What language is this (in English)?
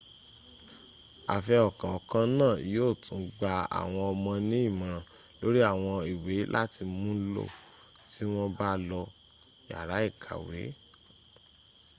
Yoruba